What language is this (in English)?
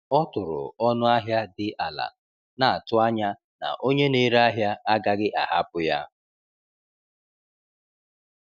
Igbo